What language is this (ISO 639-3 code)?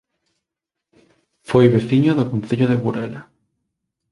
glg